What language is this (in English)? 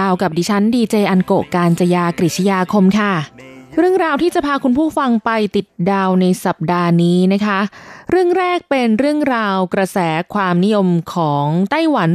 Thai